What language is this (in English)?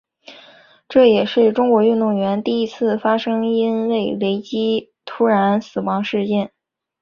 Chinese